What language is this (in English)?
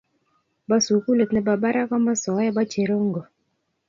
Kalenjin